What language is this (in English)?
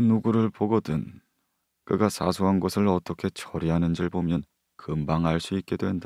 Korean